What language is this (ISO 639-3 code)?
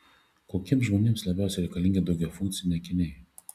lit